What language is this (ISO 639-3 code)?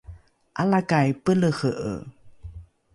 dru